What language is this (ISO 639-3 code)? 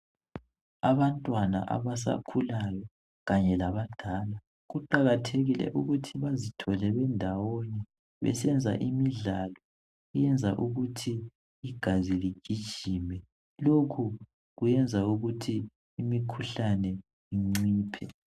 nde